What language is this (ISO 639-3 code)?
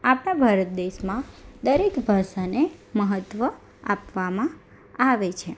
guj